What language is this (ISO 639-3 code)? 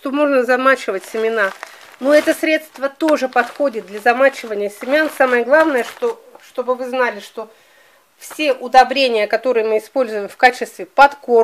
rus